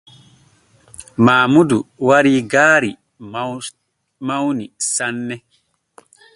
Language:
Borgu Fulfulde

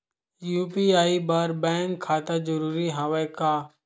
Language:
Chhattisgarhi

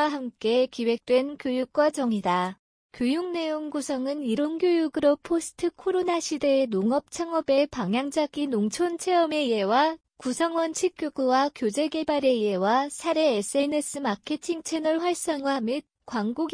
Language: Korean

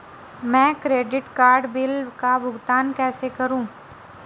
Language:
Hindi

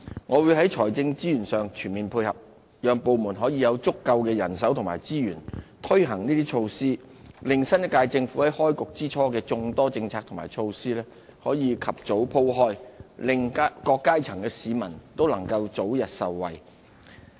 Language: Cantonese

